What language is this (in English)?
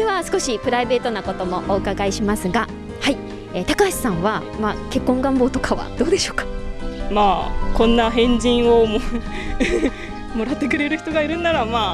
Japanese